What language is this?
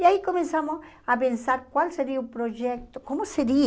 Portuguese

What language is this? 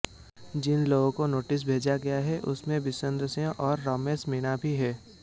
Hindi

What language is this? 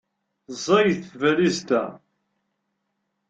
Kabyle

